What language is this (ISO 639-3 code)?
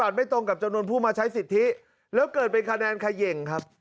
tha